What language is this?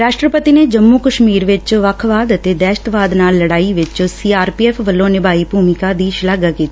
Punjabi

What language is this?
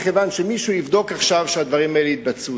Hebrew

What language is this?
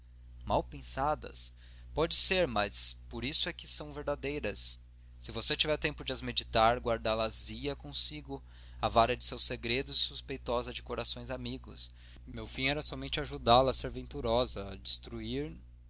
Portuguese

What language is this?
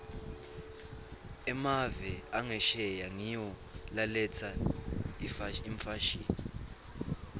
Swati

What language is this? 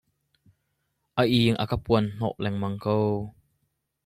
Hakha Chin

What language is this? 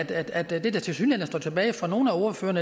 Danish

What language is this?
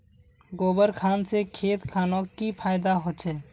Magahi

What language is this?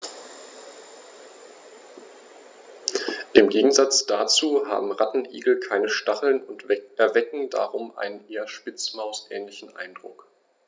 German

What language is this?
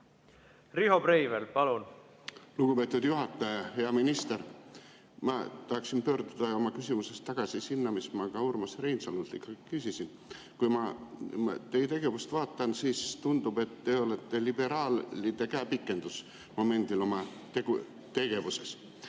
Estonian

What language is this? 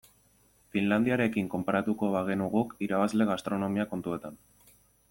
Basque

